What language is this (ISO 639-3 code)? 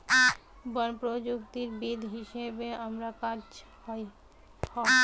ben